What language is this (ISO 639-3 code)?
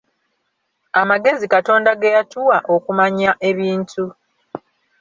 lug